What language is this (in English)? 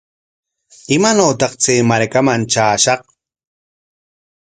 Corongo Ancash Quechua